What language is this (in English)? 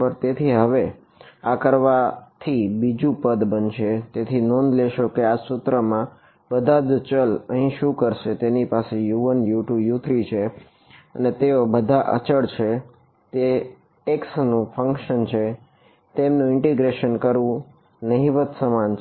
Gujarati